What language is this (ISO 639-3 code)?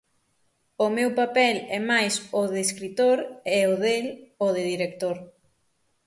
glg